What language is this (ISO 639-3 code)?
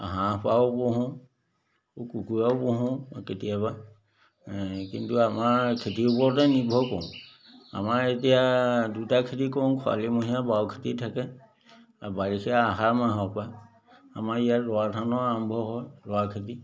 asm